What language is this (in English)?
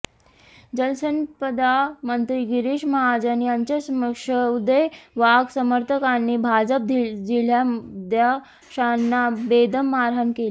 Marathi